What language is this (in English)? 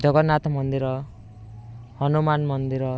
Odia